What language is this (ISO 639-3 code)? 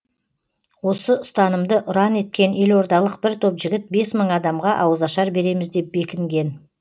kaz